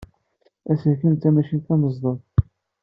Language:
Kabyle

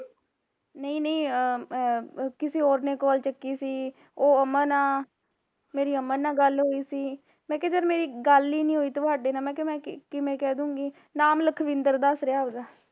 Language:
Punjabi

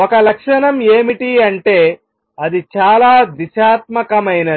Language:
Telugu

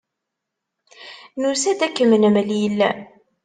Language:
Kabyle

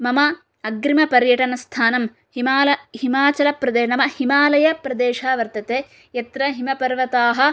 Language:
Sanskrit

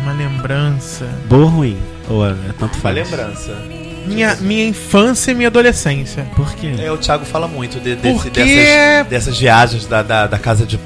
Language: Portuguese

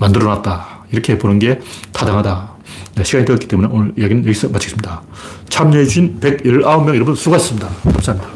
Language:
Korean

